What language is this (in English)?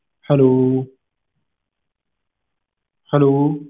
Punjabi